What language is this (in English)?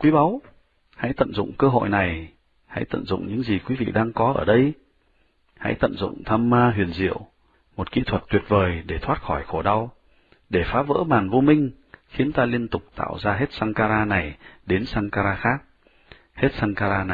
Vietnamese